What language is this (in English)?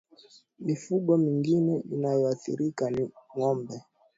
Swahili